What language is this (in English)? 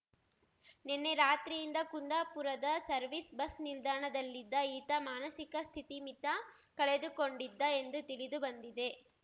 Kannada